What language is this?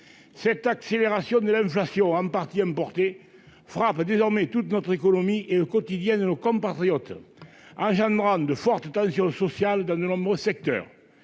French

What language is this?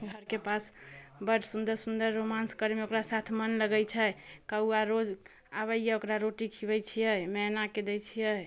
Maithili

